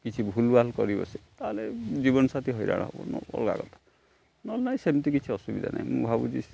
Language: Odia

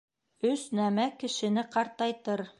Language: Bashkir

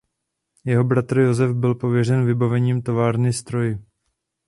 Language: Czech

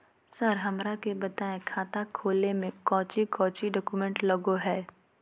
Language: Magahi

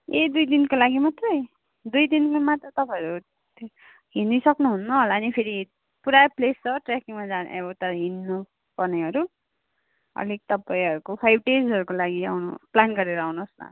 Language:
Nepali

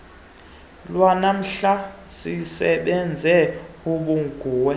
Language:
Xhosa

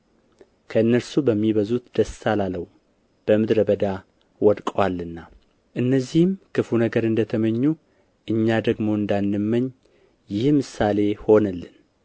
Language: Amharic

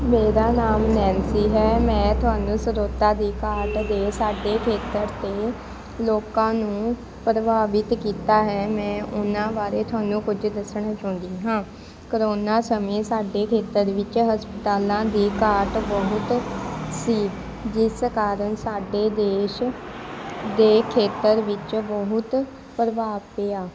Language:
Punjabi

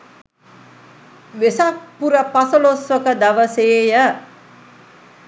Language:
Sinhala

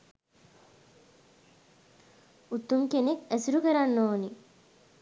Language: Sinhala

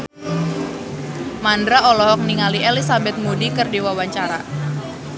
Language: Sundanese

